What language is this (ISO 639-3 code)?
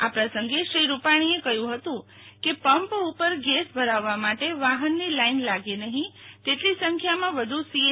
guj